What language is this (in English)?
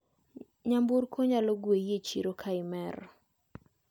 Luo (Kenya and Tanzania)